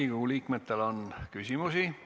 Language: Estonian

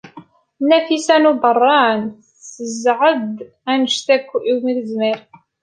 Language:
Kabyle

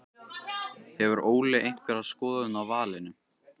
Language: Icelandic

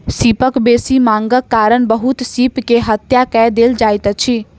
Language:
Maithili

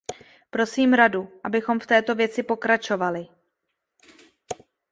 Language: Czech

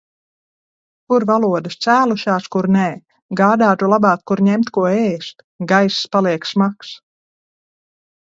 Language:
Latvian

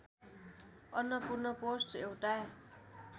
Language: Nepali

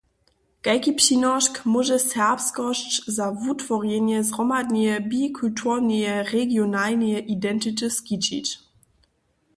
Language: Upper Sorbian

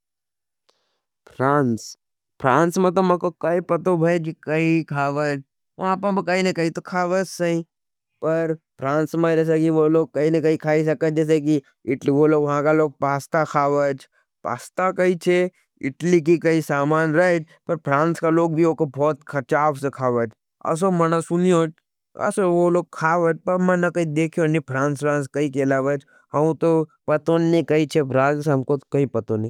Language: Nimadi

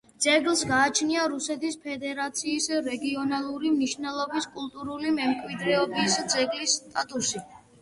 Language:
Georgian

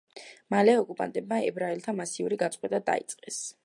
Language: Georgian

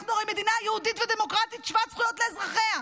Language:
Hebrew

